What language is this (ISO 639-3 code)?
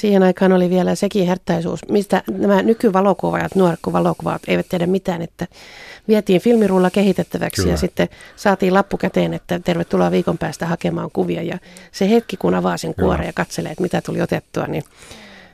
fin